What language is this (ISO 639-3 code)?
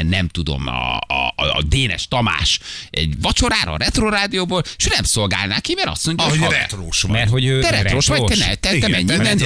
hun